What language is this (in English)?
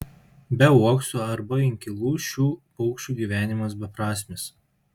Lithuanian